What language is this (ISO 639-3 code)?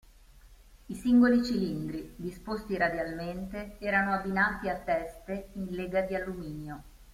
ita